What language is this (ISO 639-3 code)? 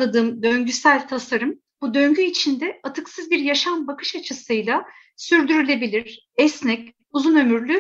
tur